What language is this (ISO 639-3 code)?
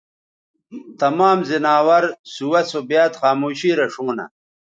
btv